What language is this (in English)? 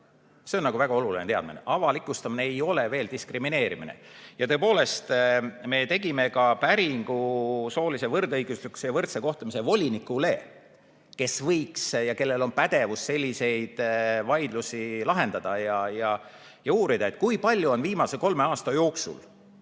Estonian